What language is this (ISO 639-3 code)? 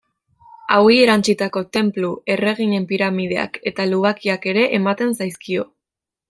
eus